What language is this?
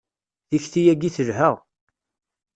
Kabyle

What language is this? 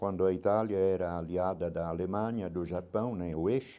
Portuguese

